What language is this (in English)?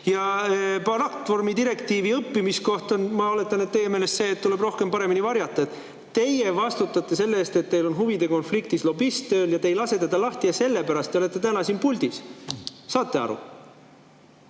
Estonian